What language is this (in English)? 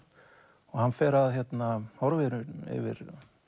Icelandic